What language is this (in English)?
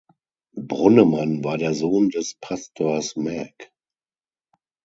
German